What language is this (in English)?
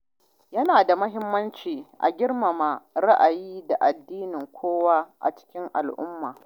Hausa